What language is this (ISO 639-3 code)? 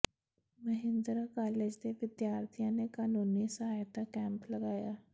pan